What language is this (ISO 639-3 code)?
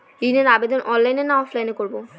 ben